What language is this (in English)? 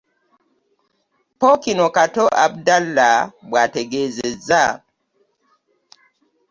Ganda